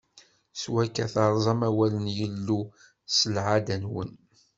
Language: Kabyle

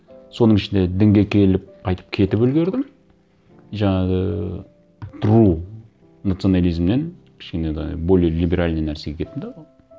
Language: Kazakh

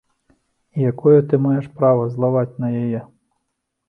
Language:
Belarusian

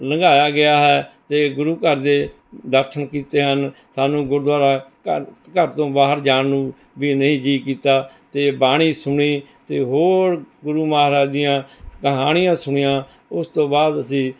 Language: Punjabi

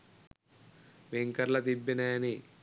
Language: Sinhala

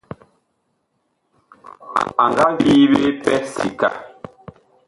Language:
Bakoko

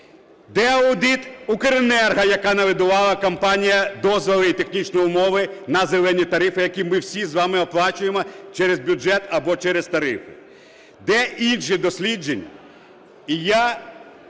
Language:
Ukrainian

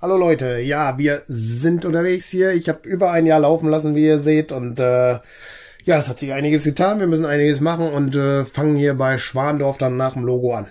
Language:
German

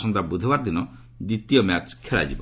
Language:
Odia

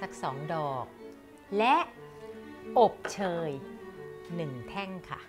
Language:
Thai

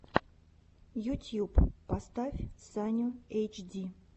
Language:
Russian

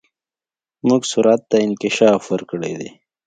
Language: Pashto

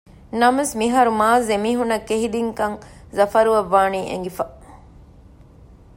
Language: Divehi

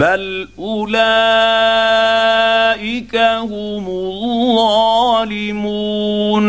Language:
Arabic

